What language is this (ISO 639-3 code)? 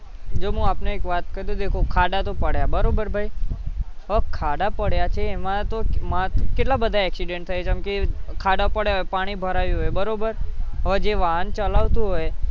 guj